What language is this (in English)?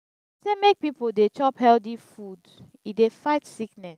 Nigerian Pidgin